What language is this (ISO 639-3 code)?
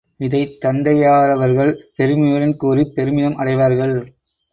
tam